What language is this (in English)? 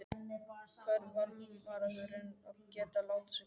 Icelandic